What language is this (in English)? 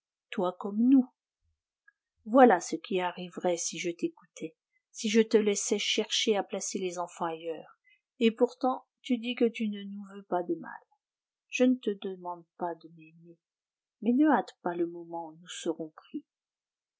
French